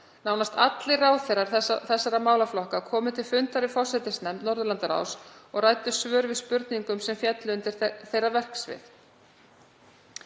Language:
Icelandic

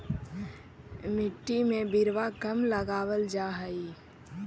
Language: Magahi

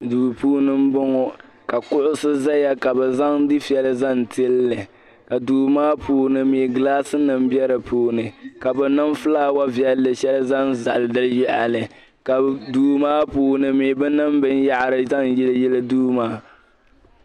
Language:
Dagbani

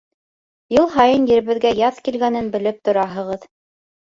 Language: Bashkir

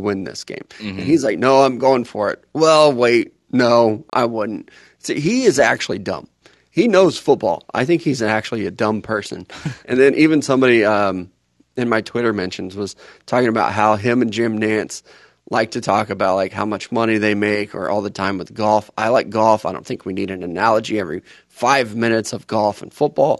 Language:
English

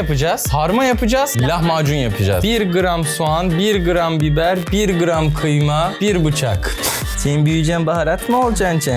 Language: Turkish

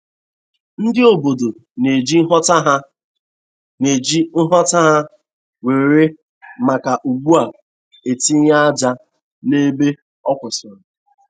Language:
Igbo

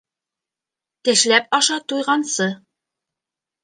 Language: Bashkir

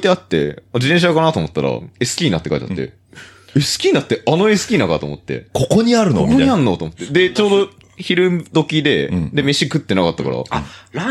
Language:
Japanese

